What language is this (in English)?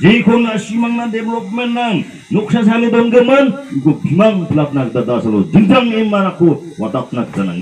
Korean